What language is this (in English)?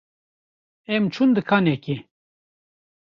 Kurdish